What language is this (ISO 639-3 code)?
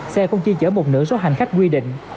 vie